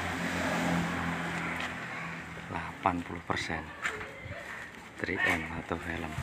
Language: Indonesian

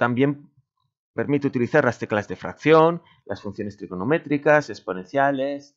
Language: Spanish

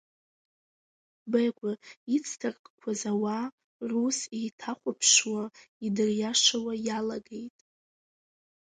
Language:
Abkhazian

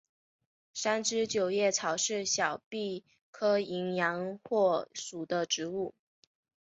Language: Chinese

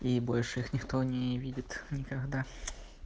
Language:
Russian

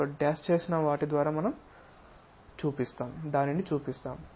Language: Telugu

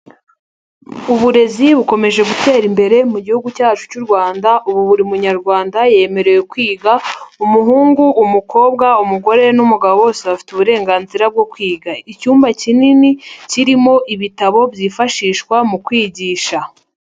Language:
Kinyarwanda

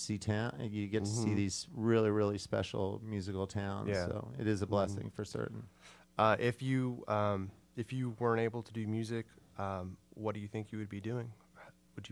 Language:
English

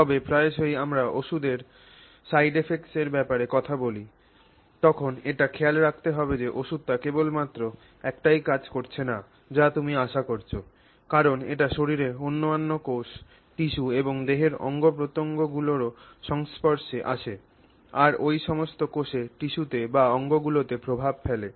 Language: Bangla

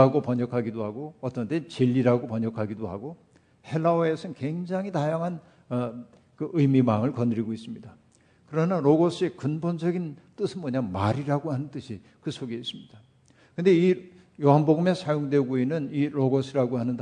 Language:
Korean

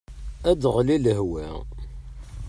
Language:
Kabyle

